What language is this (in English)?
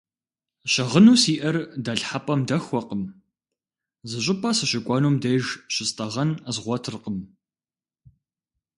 Kabardian